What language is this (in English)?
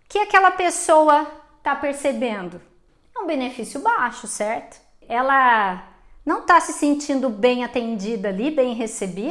Portuguese